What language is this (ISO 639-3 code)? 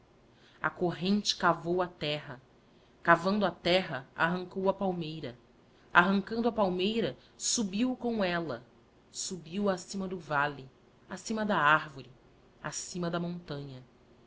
por